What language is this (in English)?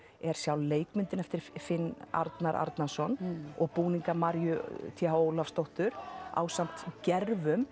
Icelandic